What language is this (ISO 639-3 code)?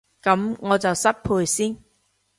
yue